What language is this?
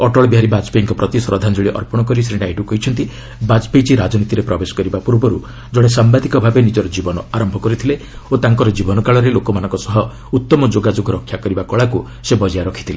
Odia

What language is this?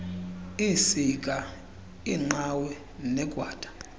Xhosa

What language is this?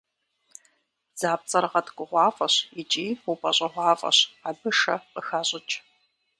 Kabardian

